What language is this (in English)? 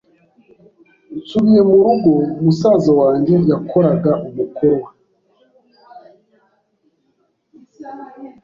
Kinyarwanda